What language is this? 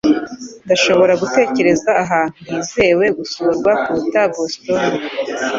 Kinyarwanda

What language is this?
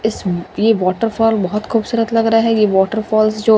Hindi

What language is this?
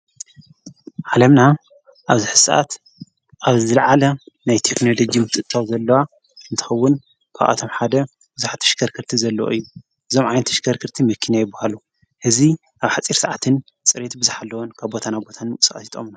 Tigrinya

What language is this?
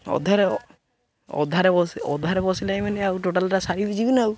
Odia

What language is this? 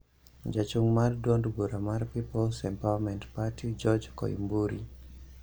Luo (Kenya and Tanzania)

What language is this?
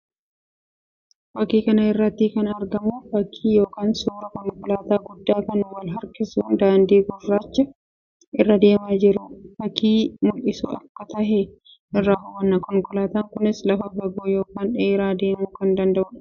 Oromo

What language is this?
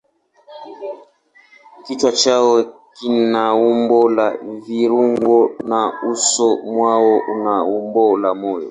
Swahili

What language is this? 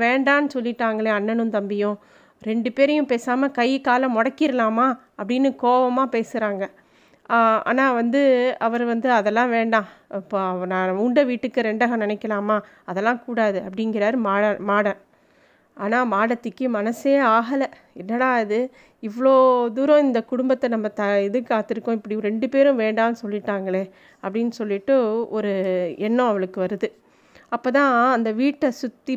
Tamil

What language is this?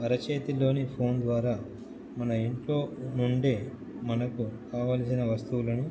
Telugu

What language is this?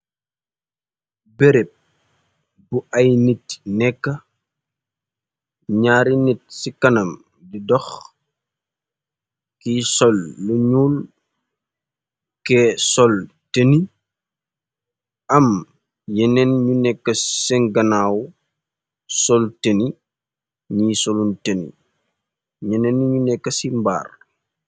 Wolof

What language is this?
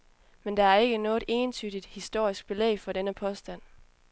Danish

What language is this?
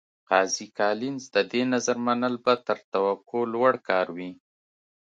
Pashto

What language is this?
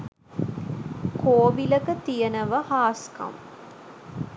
Sinhala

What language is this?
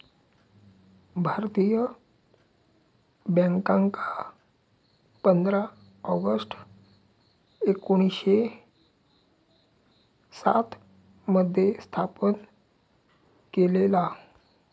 Marathi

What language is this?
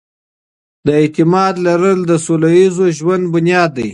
Pashto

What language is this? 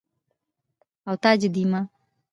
Pashto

